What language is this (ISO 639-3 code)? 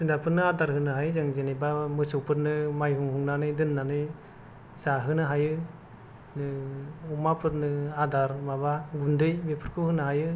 brx